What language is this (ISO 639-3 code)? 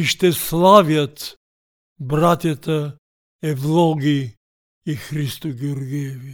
bul